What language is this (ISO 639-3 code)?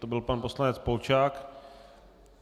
ces